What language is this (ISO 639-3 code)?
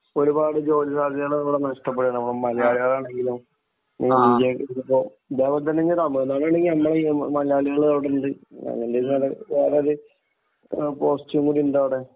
mal